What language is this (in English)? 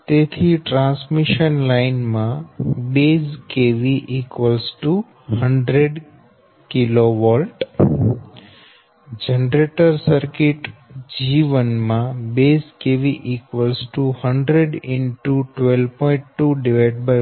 Gujarati